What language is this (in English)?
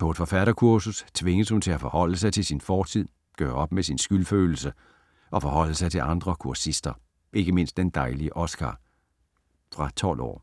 Danish